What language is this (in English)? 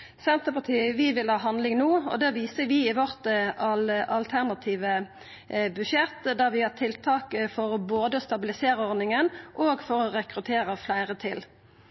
Norwegian Nynorsk